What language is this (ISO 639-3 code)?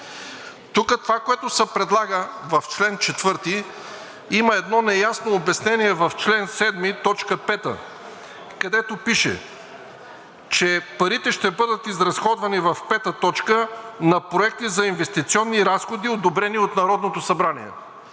bul